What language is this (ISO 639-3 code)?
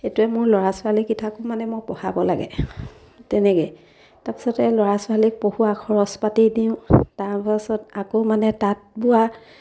asm